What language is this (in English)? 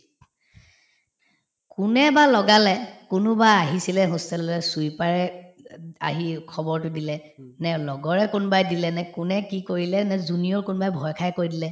Assamese